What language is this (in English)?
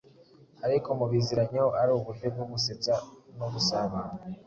Kinyarwanda